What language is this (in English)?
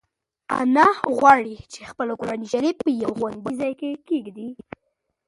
Pashto